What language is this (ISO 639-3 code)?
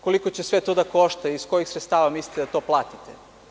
srp